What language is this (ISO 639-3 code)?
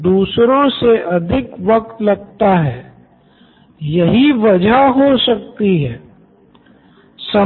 hin